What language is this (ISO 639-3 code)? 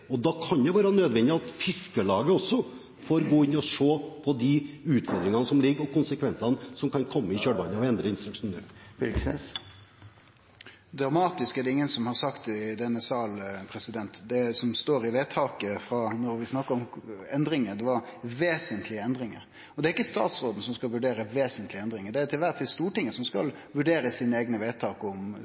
nor